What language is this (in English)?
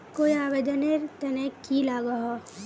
Magahi